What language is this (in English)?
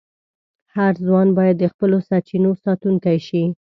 Pashto